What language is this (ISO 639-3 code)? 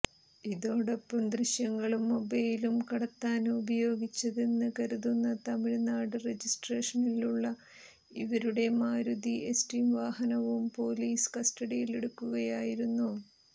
mal